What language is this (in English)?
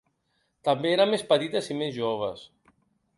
Catalan